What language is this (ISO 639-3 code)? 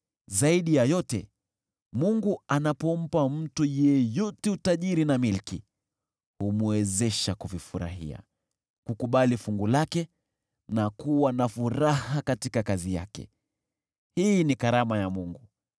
swa